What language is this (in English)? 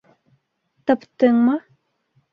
Bashkir